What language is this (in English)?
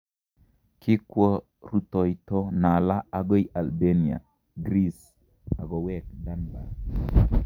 Kalenjin